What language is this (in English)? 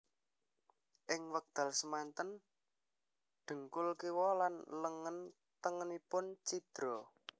Javanese